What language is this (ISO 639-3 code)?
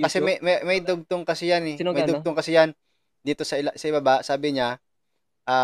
fil